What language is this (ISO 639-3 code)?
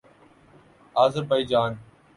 urd